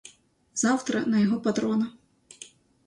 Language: Ukrainian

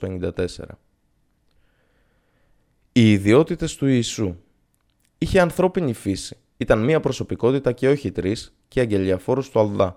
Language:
Greek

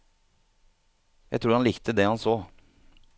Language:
Norwegian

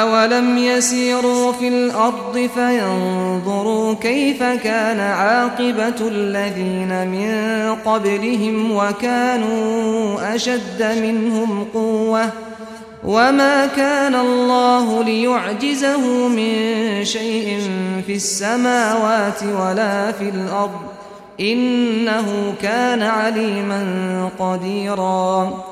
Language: Arabic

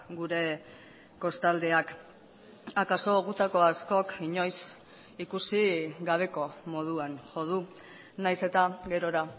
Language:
Basque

